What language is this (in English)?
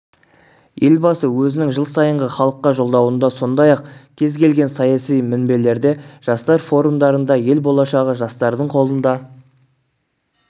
Kazakh